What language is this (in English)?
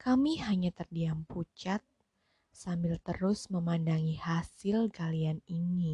Indonesian